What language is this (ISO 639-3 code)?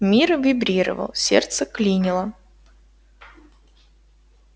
rus